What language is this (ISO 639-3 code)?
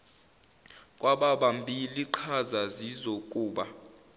zul